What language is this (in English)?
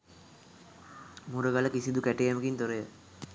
Sinhala